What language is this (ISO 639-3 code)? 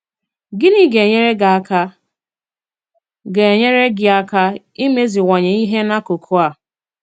ibo